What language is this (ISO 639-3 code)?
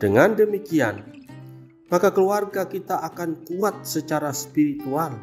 ind